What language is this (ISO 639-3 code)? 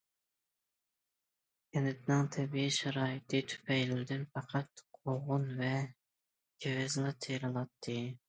uig